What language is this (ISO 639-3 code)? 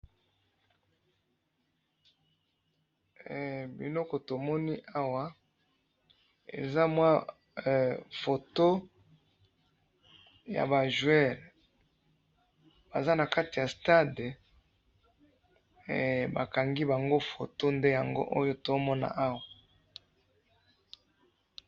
lin